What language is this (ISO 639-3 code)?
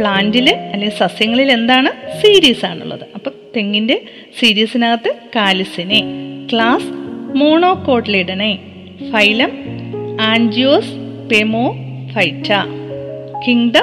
mal